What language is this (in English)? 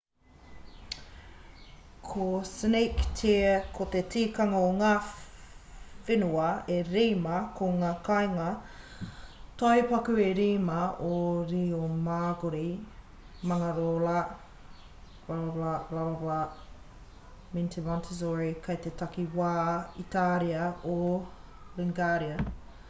Māori